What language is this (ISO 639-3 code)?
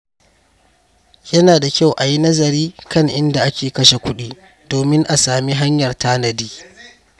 hau